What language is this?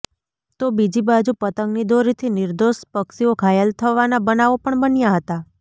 Gujarati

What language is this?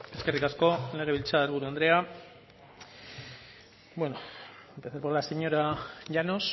Basque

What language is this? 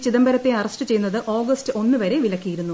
Malayalam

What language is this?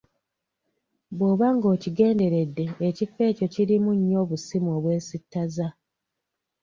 Ganda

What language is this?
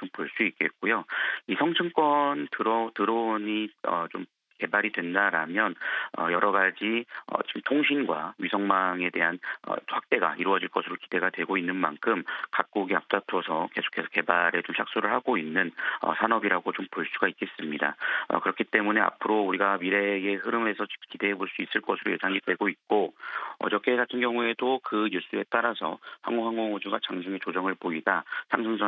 Korean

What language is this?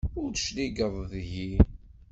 Kabyle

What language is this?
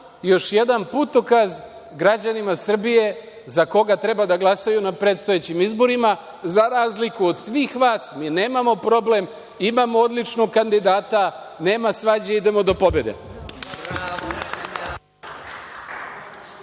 Serbian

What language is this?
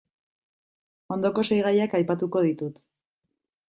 Basque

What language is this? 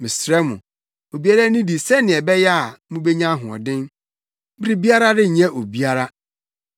Akan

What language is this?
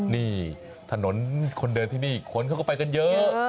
Thai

